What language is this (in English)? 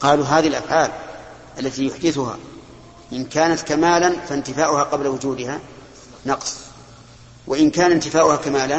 Arabic